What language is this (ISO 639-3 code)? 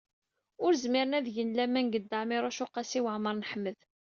kab